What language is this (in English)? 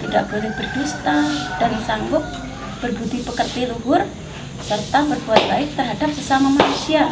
Indonesian